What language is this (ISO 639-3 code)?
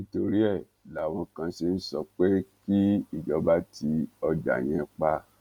yor